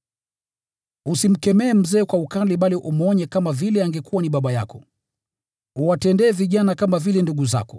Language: Swahili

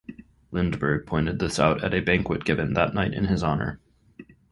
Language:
English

